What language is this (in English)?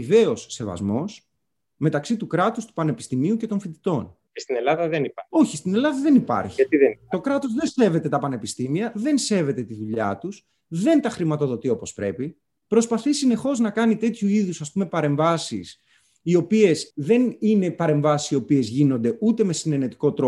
Greek